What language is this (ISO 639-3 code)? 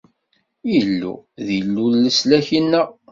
kab